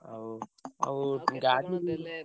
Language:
Odia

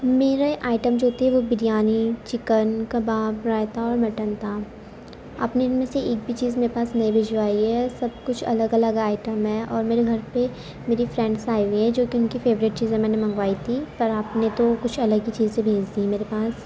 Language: Urdu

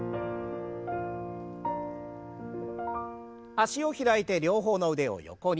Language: Japanese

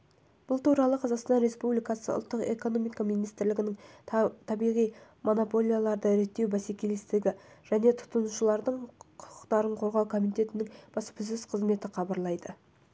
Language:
Kazakh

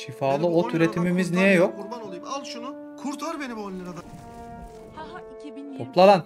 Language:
Turkish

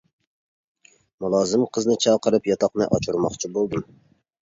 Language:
Uyghur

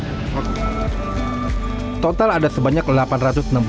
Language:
Indonesian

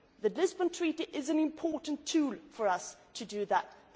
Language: English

